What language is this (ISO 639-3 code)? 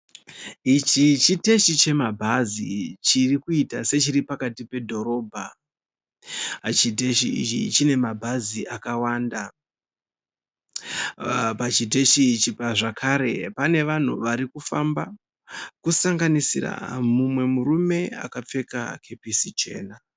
sna